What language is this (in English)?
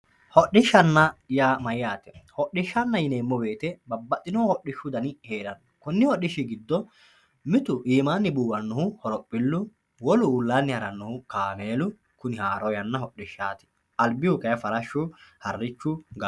Sidamo